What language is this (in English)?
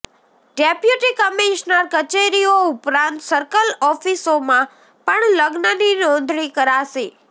Gujarati